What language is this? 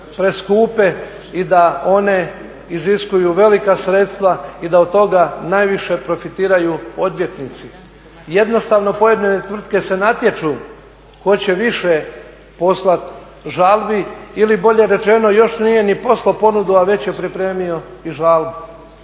Croatian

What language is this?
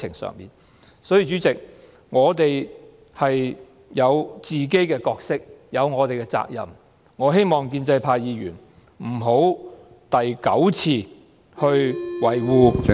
Cantonese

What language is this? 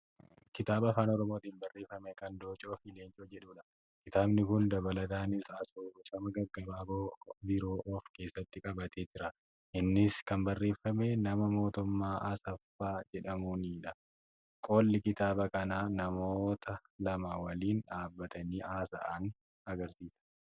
Oromo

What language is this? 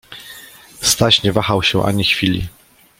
Polish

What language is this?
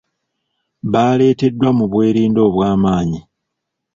Ganda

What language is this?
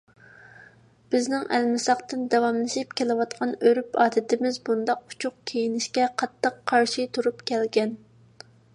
Uyghur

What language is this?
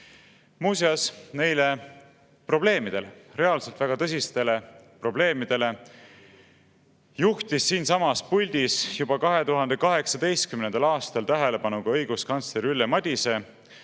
Estonian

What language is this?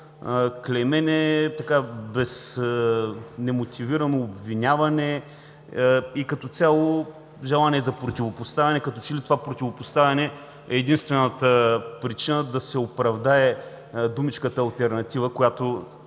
Bulgarian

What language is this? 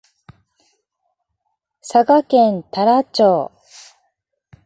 Japanese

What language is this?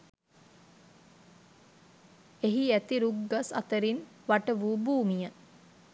Sinhala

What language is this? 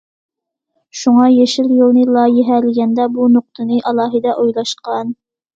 Uyghur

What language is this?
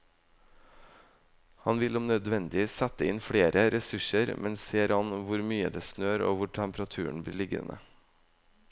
Norwegian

